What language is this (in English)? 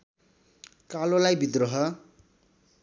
Nepali